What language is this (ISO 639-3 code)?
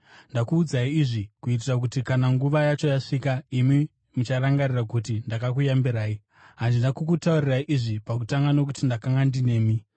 sna